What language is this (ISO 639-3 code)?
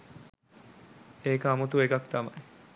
sin